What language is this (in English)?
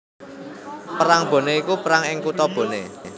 Javanese